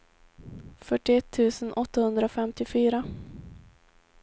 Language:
Swedish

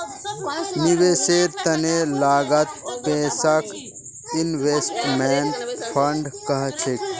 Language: Magahi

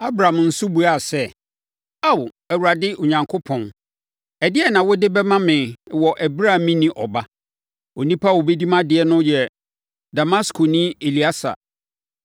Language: Akan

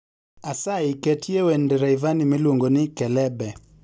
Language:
Luo (Kenya and Tanzania)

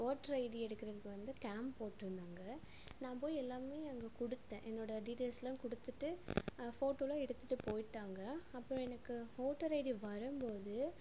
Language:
Tamil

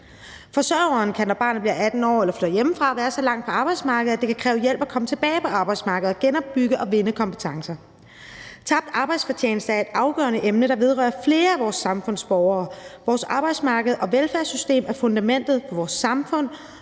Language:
Danish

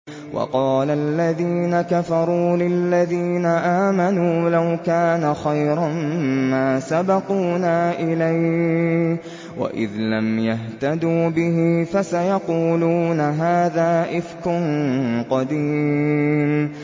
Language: Arabic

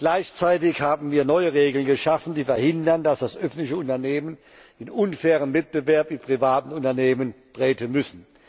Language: German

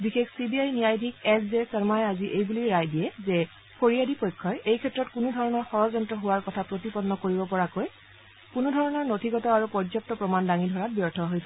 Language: Assamese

